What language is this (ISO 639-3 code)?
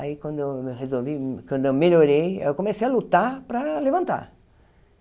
por